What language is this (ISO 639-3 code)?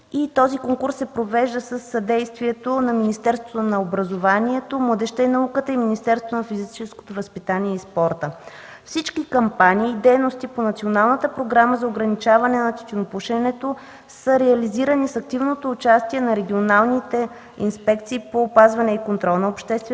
bul